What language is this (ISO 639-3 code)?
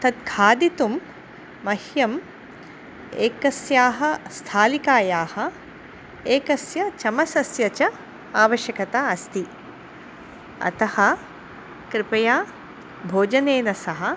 san